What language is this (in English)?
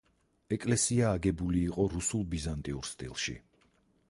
Georgian